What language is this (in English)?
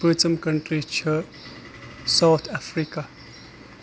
Kashmiri